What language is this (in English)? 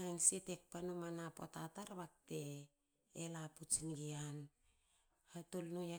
Hakö